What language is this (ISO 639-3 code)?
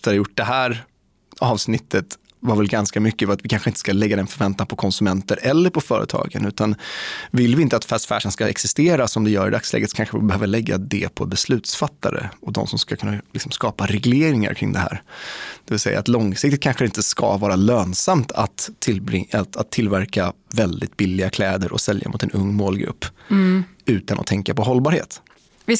swe